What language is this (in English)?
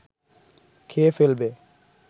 Bangla